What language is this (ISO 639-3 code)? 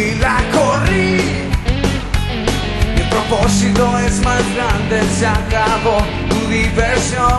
ita